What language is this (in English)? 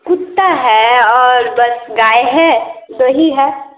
Hindi